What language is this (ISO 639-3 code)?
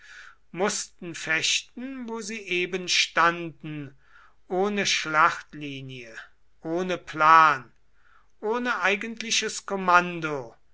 deu